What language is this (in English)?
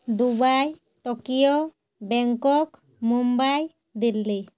Odia